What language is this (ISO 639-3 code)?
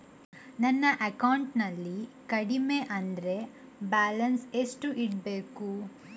kan